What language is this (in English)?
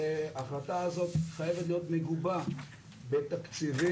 Hebrew